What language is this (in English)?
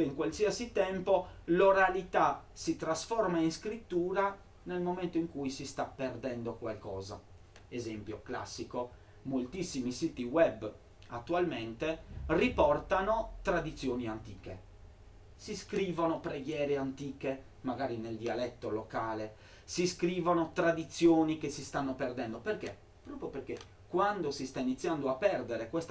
Italian